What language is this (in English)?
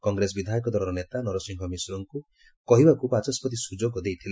Odia